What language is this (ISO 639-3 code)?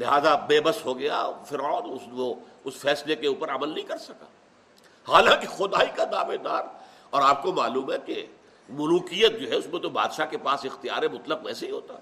urd